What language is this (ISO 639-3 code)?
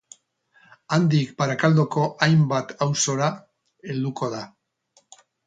eus